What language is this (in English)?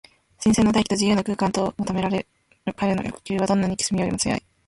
Japanese